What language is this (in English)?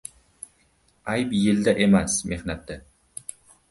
Uzbek